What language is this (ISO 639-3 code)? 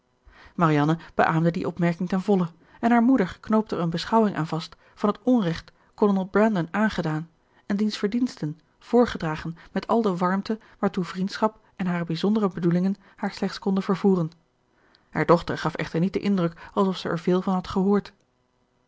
nld